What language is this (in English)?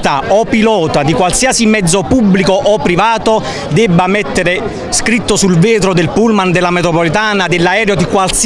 Italian